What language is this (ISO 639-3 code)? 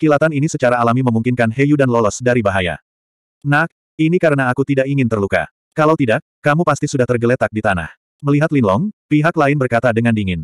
ind